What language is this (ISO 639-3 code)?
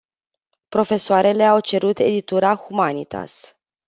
ron